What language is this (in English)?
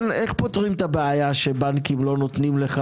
Hebrew